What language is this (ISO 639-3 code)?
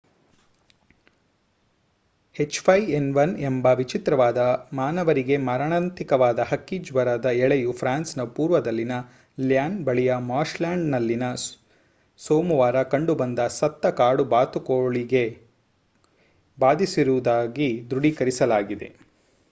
kan